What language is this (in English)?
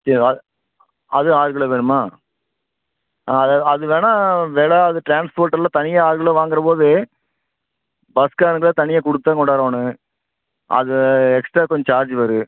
Tamil